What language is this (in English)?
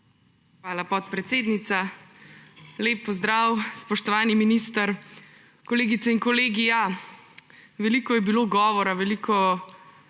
Slovenian